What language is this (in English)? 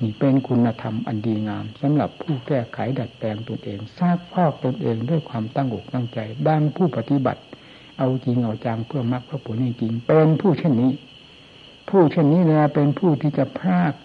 Thai